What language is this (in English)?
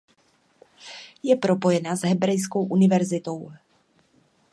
Czech